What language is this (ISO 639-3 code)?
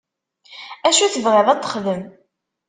kab